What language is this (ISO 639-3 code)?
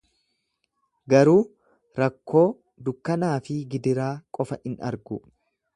orm